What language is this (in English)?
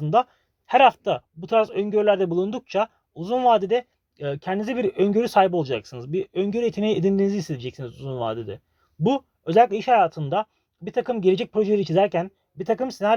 Turkish